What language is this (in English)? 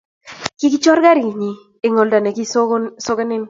Kalenjin